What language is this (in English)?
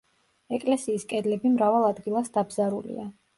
Georgian